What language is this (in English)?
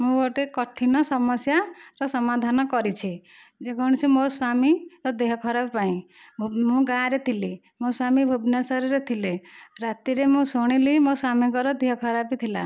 Odia